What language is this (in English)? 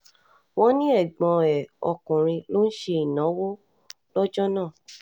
Yoruba